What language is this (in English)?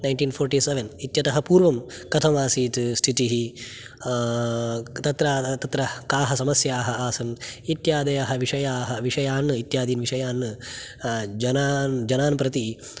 Sanskrit